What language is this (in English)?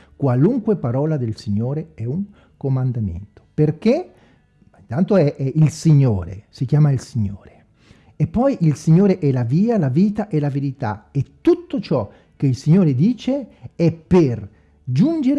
Italian